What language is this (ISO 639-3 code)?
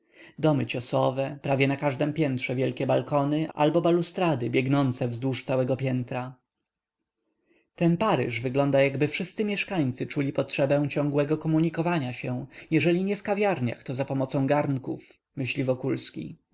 pol